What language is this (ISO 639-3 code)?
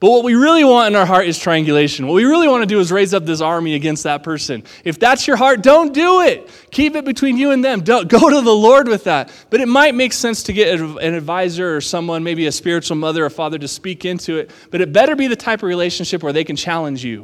eng